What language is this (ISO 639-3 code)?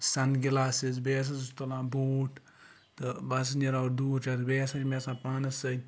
kas